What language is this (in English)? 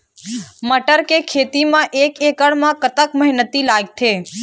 Chhattisgarhi